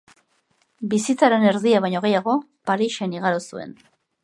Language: Basque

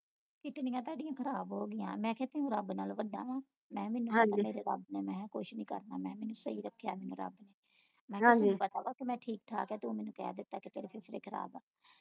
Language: Punjabi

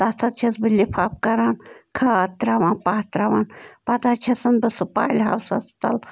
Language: Kashmiri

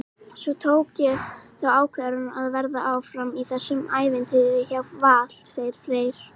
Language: Icelandic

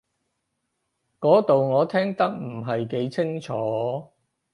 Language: Cantonese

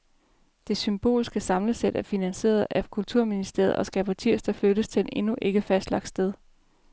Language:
Danish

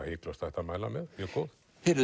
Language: Icelandic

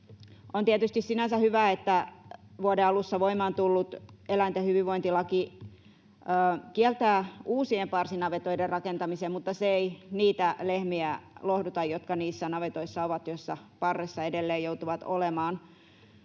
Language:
Finnish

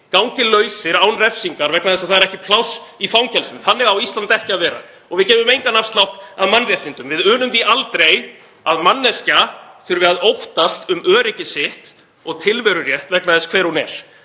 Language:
Icelandic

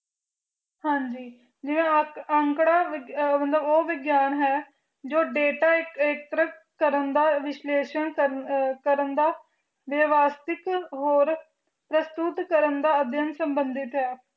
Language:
Punjabi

